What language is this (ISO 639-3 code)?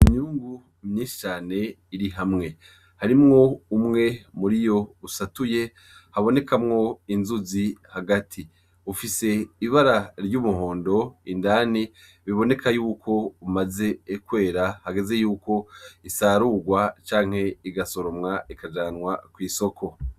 run